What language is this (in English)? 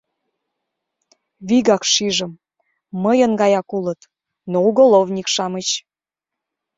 Mari